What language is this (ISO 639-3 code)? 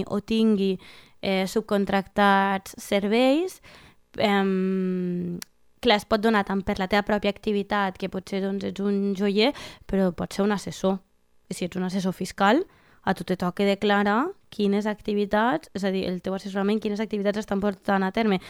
spa